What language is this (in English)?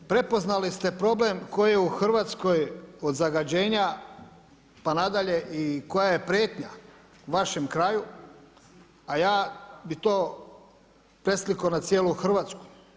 Croatian